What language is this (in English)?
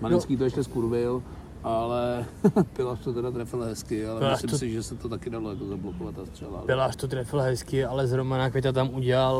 Czech